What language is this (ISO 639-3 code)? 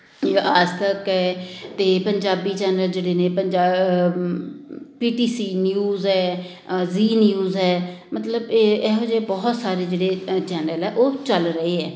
pan